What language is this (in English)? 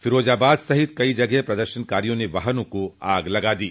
Hindi